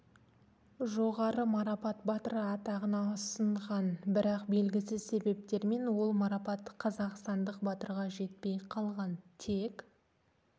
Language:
Kazakh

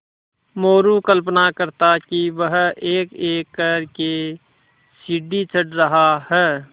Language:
Hindi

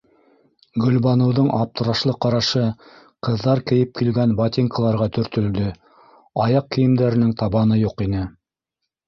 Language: Bashkir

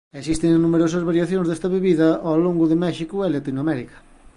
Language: Galician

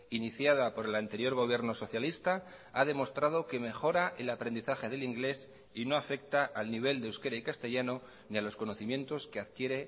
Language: Spanish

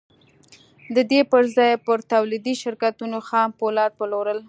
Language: Pashto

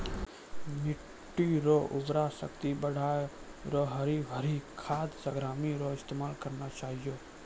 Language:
Maithili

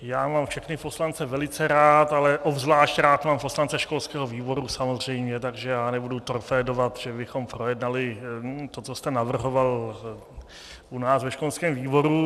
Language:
Czech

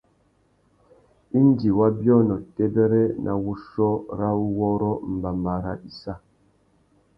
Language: Tuki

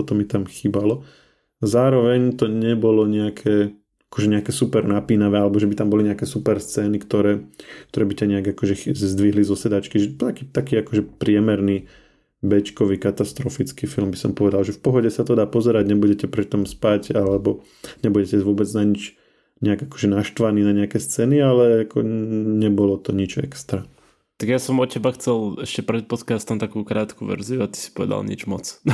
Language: Slovak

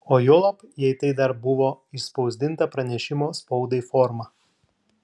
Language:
Lithuanian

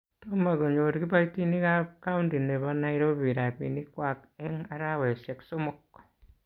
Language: Kalenjin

